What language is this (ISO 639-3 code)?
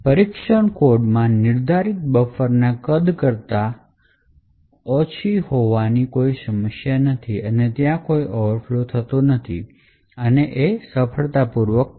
guj